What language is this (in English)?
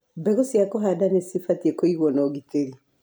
Kikuyu